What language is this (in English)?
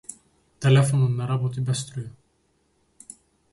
Macedonian